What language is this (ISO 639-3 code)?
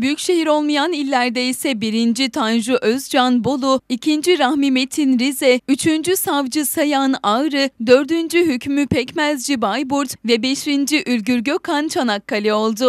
tur